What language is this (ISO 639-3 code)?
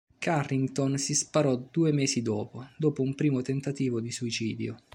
ita